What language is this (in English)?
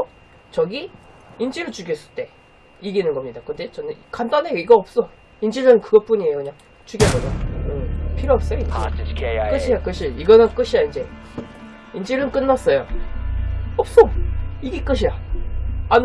Korean